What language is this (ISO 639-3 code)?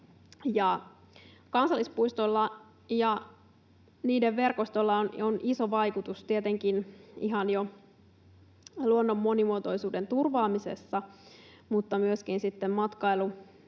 fin